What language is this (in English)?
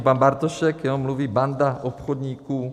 Czech